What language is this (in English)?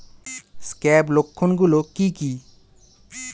Bangla